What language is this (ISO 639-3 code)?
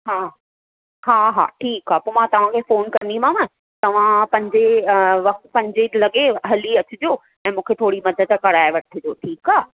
snd